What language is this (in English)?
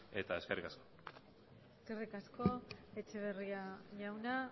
Basque